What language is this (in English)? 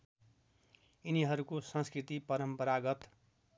Nepali